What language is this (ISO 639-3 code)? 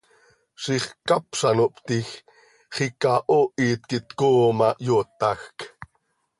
sei